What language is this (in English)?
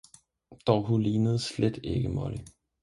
Danish